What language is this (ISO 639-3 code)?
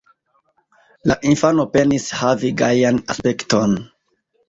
epo